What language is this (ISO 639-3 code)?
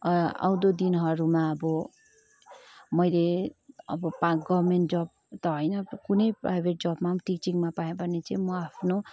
nep